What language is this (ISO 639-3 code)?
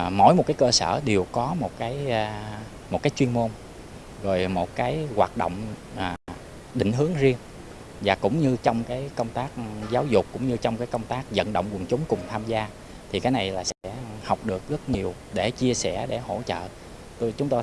vie